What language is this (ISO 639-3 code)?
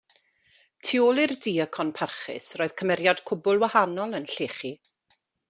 cym